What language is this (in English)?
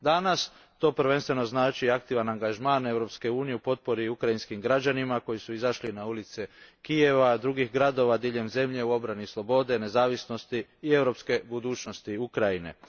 Croatian